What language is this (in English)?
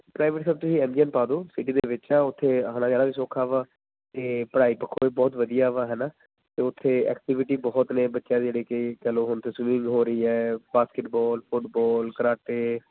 Punjabi